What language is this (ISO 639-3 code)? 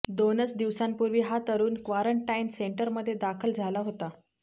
mar